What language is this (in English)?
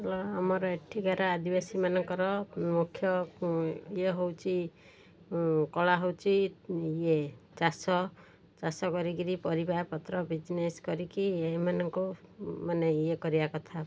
Odia